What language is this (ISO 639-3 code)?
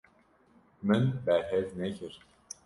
kur